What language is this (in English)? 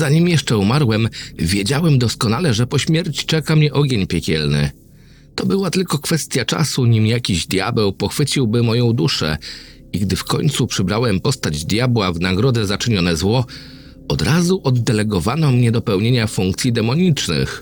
Polish